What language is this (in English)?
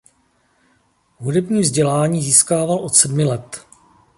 Czech